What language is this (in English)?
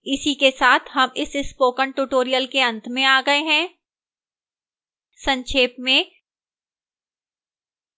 Hindi